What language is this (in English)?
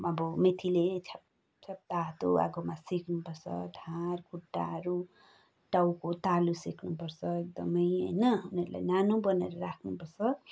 Nepali